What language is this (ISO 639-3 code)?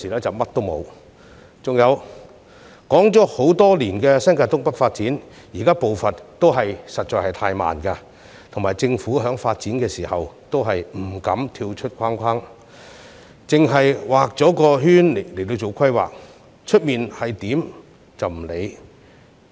yue